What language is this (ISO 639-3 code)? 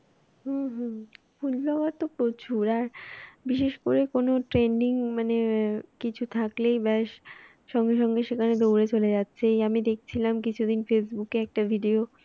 ben